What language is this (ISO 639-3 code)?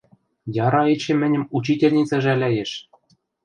mrj